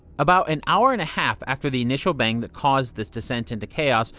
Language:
English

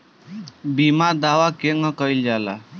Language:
Bhojpuri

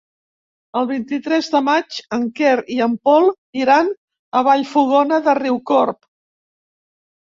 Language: Catalan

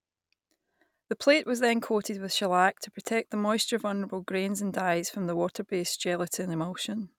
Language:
English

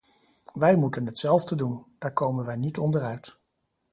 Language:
Dutch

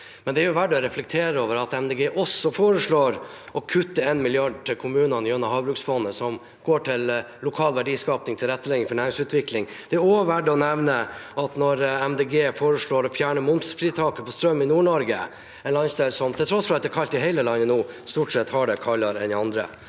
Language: Norwegian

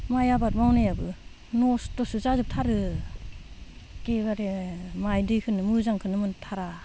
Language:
Bodo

